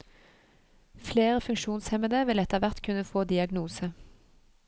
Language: Norwegian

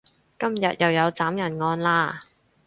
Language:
Cantonese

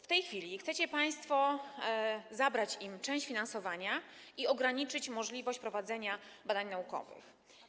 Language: Polish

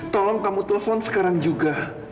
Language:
Indonesian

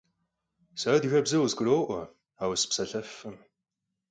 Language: Kabardian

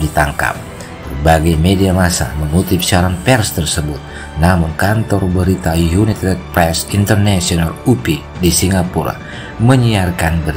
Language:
Indonesian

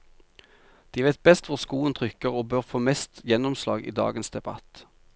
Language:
Norwegian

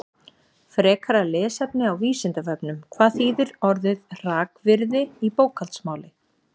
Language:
Icelandic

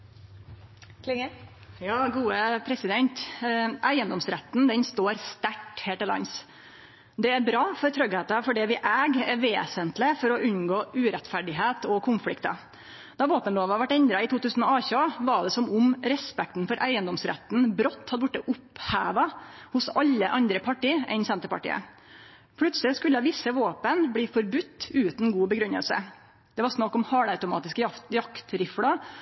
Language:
Norwegian Nynorsk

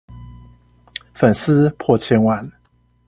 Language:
Chinese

